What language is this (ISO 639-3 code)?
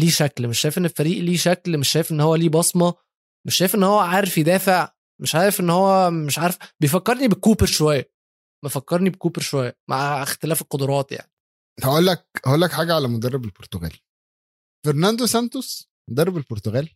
ara